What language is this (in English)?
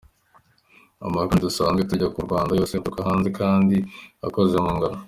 Kinyarwanda